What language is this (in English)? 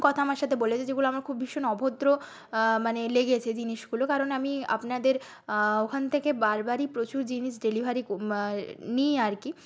Bangla